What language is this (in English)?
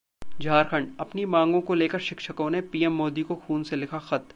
Hindi